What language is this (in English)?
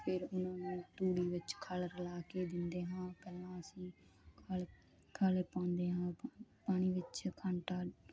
Punjabi